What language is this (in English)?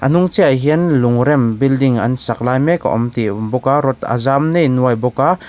Mizo